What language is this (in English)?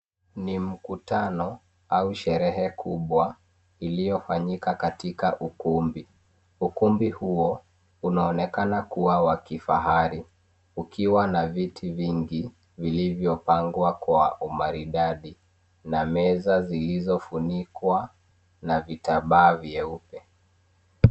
Swahili